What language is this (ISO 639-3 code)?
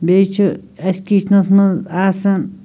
kas